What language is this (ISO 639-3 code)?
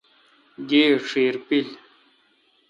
xka